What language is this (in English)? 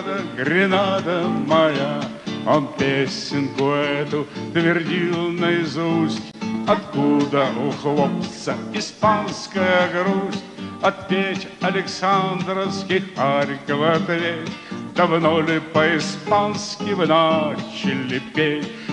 Hebrew